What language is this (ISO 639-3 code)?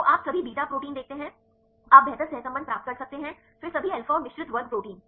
hin